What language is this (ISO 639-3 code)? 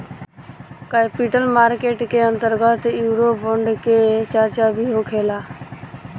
bho